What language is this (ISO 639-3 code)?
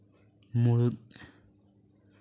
sat